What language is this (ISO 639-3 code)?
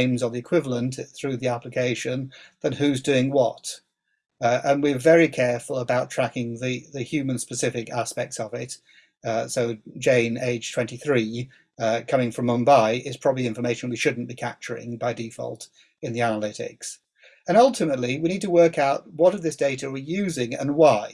eng